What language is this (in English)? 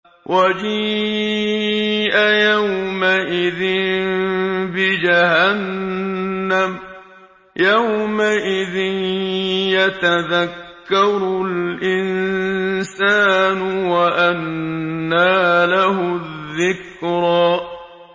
Arabic